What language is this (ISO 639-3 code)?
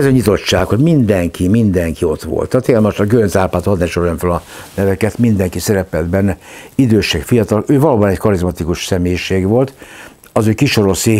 hun